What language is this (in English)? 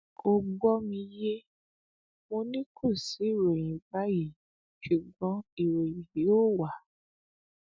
Yoruba